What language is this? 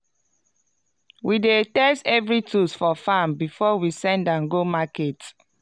Nigerian Pidgin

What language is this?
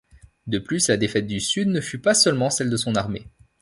French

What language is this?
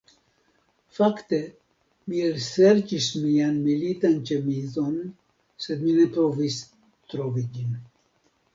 Esperanto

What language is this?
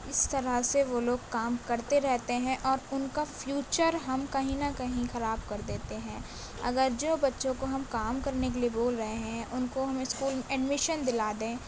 Urdu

